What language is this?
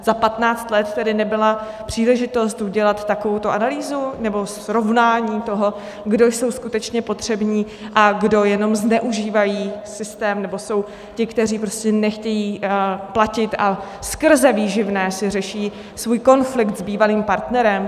Czech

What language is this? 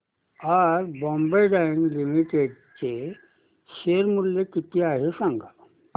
Marathi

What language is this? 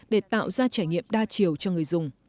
Vietnamese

